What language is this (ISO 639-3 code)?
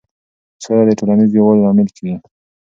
pus